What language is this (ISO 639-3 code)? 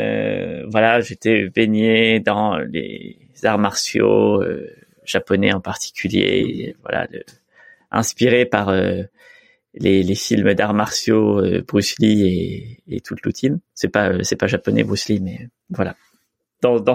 fra